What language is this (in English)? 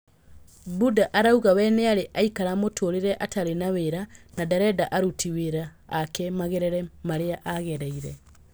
Kikuyu